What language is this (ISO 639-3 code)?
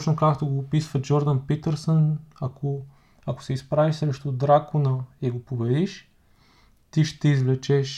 bul